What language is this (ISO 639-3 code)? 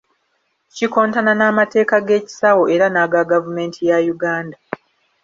lug